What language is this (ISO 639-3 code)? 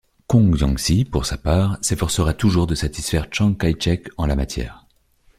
fra